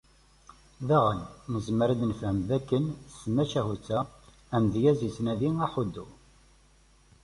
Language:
Kabyle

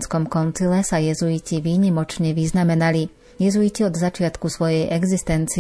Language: Slovak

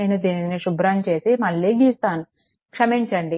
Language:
Telugu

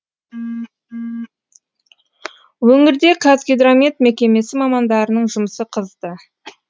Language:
Kazakh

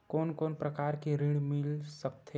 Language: Chhattisgarhi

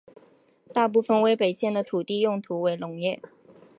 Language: Chinese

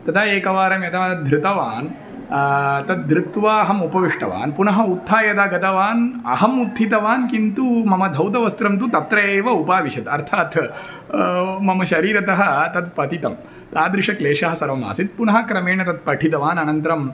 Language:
Sanskrit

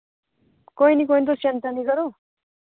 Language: Dogri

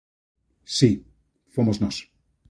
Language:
Galician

